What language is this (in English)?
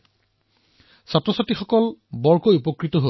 Assamese